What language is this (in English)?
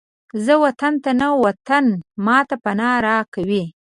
Pashto